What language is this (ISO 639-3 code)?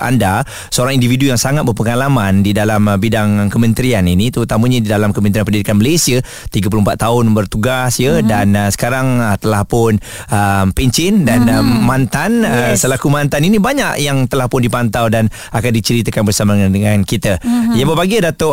msa